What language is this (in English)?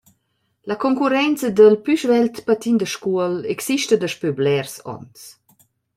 Romansh